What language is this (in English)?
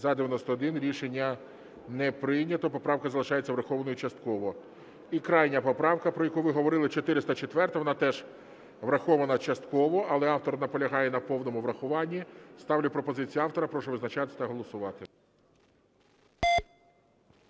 Ukrainian